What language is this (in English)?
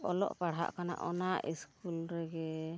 Santali